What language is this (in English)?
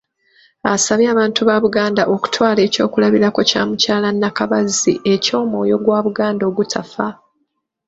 Ganda